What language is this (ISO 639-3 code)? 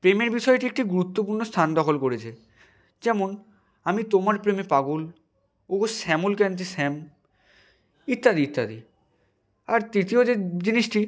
ben